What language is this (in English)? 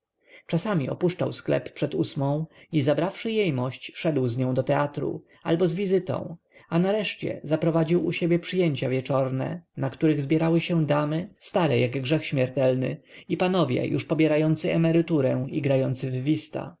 Polish